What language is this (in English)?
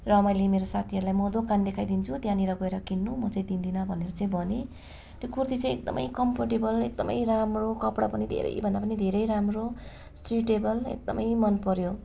Nepali